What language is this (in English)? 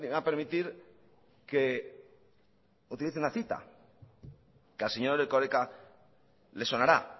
Spanish